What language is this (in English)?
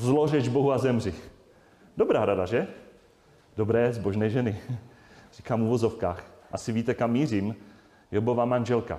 Czech